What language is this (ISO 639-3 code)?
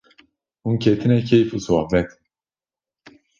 kur